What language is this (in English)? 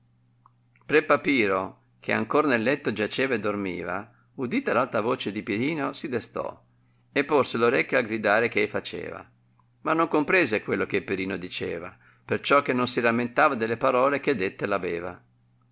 Italian